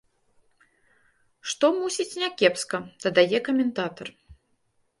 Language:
Belarusian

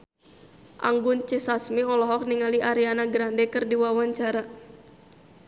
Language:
Sundanese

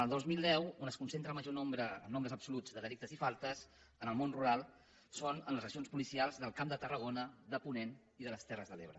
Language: Catalan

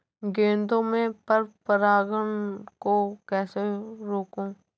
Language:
Hindi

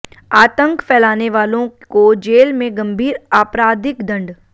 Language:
Hindi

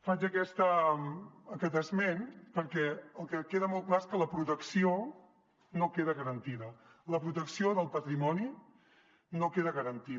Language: Catalan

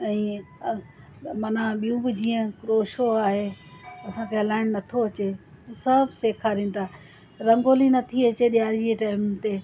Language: Sindhi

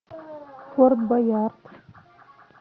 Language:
Russian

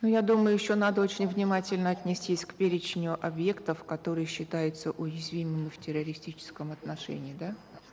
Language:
Kazakh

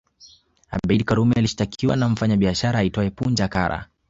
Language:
Swahili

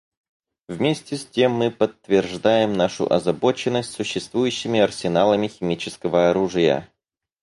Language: Russian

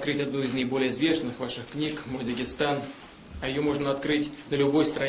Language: Russian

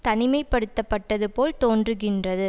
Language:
Tamil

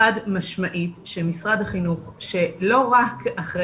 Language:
Hebrew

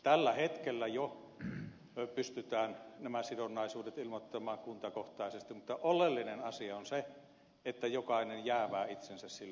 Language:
Finnish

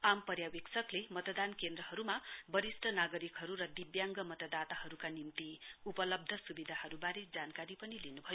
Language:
Nepali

